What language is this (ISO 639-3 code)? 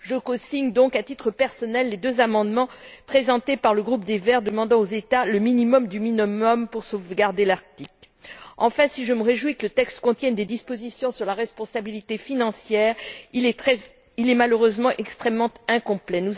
fra